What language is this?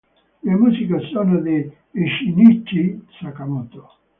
Italian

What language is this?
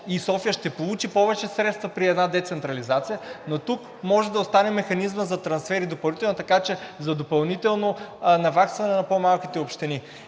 Bulgarian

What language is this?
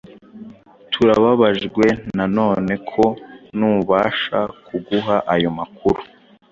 Kinyarwanda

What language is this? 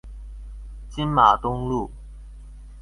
Chinese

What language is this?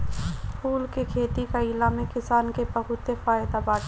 Bhojpuri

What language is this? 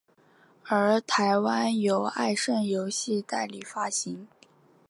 Chinese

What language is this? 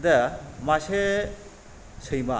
Bodo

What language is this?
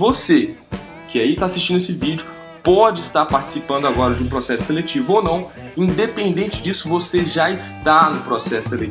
Portuguese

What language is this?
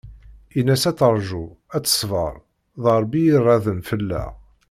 Kabyle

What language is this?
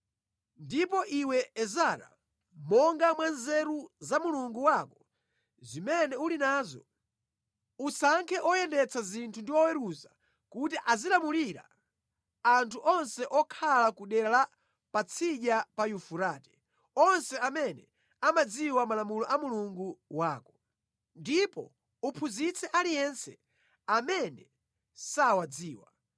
Nyanja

